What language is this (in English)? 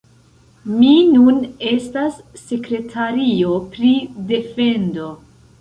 Esperanto